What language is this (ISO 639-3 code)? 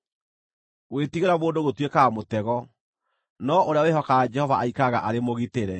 kik